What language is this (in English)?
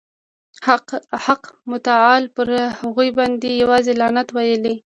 Pashto